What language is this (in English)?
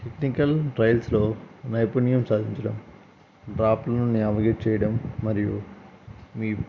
Telugu